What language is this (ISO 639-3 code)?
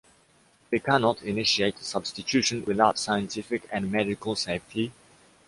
eng